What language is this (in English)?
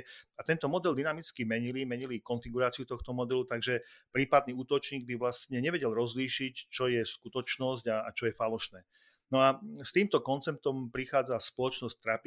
Slovak